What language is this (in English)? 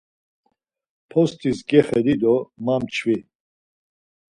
Laz